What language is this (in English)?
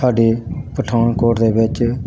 Punjabi